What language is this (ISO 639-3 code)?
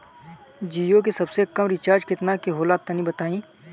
bho